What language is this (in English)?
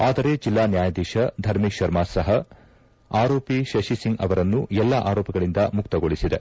Kannada